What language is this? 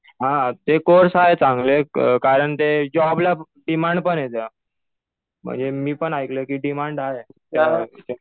Marathi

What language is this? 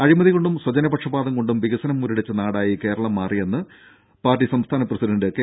Malayalam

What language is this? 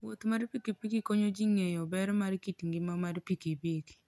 Luo (Kenya and Tanzania)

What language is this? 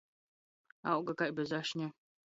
Latgalian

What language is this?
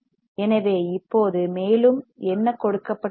Tamil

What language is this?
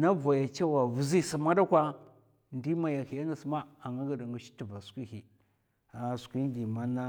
Mafa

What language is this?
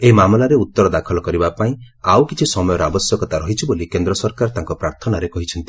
Odia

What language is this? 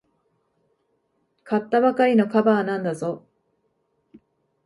Japanese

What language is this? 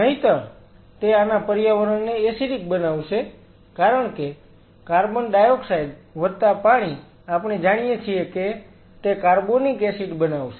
Gujarati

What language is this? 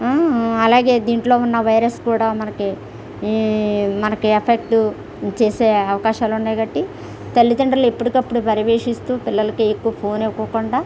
Telugu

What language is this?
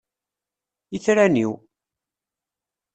Kabyle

